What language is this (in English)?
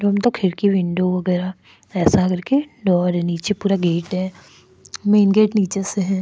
Hindi